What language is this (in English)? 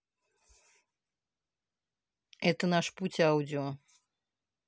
Russian